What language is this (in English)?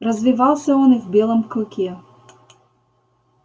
Russian